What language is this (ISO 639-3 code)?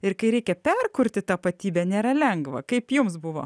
lit